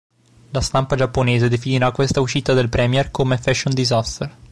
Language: Italian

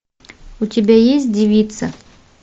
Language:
Russian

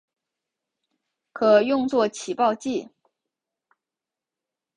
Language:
Chinese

